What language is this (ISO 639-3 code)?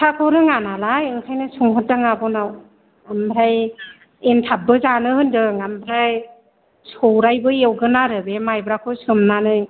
brx